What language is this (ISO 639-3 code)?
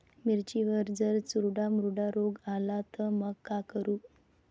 mar